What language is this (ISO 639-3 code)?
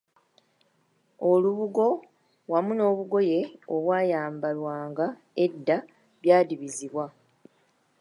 lug